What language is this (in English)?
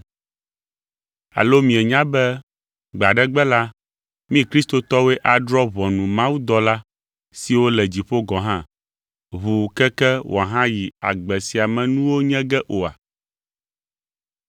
Ewe